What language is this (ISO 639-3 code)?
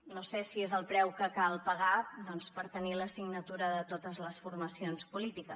cat